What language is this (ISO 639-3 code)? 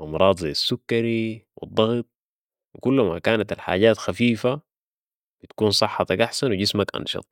apd